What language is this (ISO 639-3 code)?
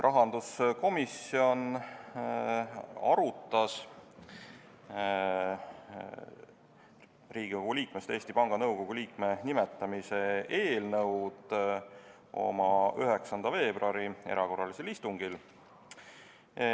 est